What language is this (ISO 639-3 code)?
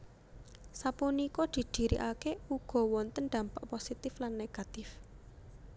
jav